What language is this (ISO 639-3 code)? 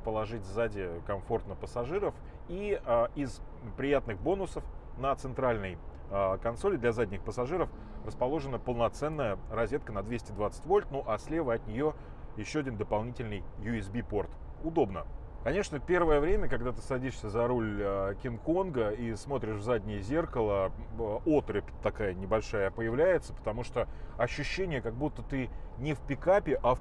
rus